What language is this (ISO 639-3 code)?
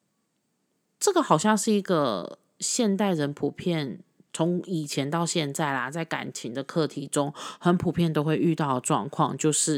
zho